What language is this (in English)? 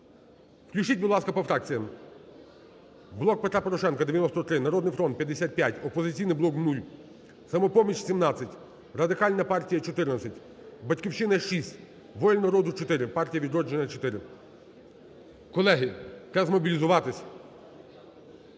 Ukrainian